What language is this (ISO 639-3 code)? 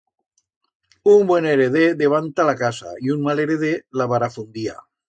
arg